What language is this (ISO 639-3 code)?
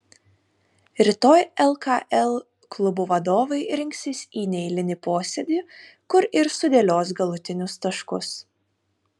lit